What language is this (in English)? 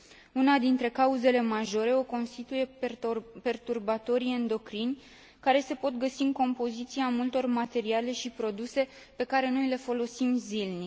Romanian